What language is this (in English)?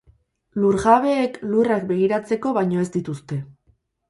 Basque